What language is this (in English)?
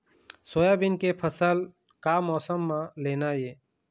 Chhattisgarhi